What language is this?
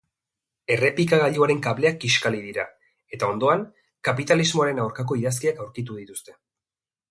Basque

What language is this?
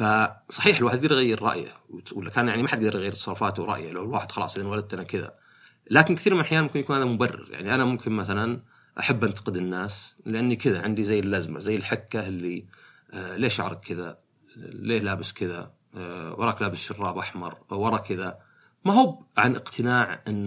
Arabic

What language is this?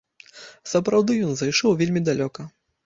Belarusian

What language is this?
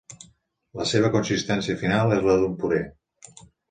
Catalan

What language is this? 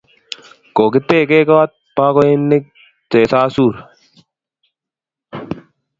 Kalenjin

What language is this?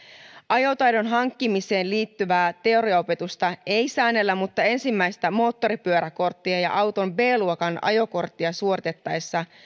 Finnish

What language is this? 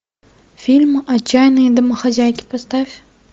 Russian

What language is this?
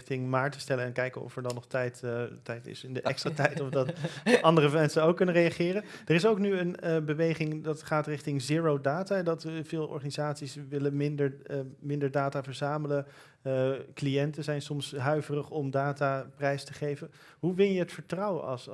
Dutch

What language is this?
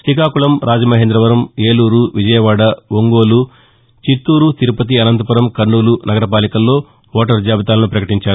Telugu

